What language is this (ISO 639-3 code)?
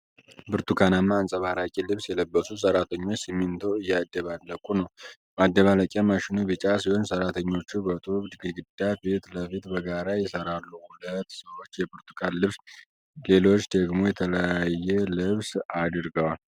amh